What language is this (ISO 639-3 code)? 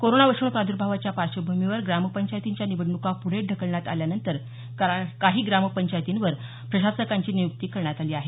mar